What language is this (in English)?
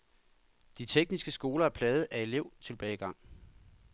Danish